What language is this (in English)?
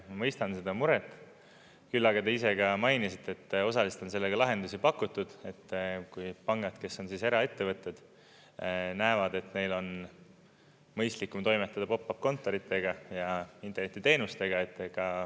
Estonian